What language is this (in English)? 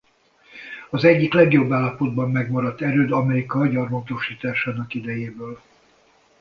Hungarian